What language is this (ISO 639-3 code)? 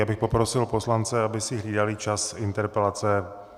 ces